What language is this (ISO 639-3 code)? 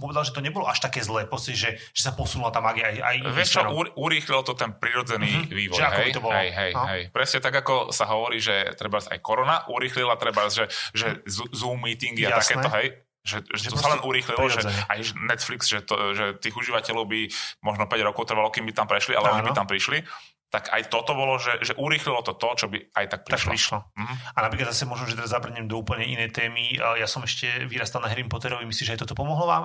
slk